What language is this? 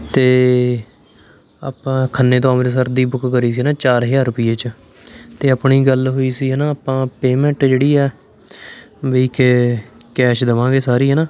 Punjabi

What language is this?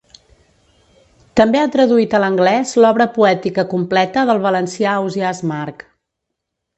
Catalan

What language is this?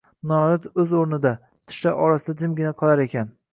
Uzbek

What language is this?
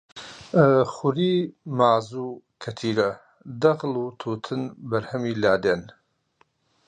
Central Kurdish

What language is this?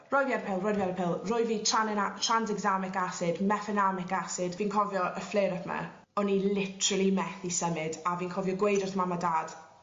Welsh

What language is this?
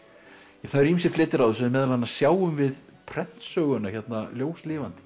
Icelandic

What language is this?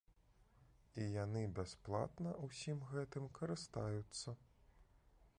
Belarusian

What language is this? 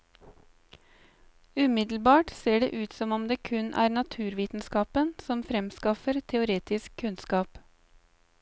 Norwegian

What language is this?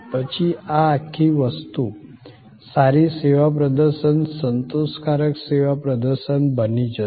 Gujarati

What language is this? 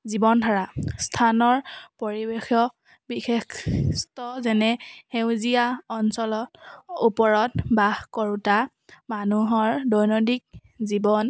Assamese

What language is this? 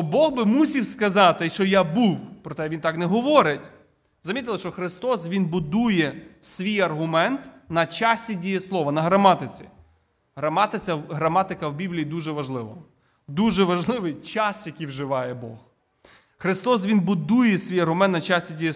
Ukrainian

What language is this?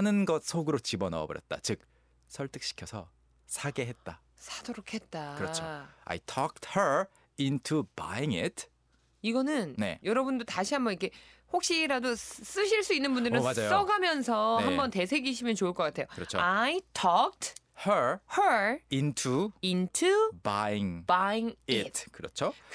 Korean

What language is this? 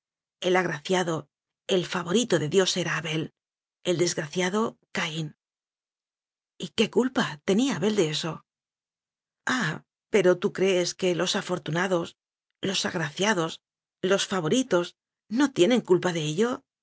Spanish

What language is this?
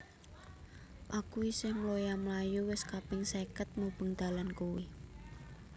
Javanese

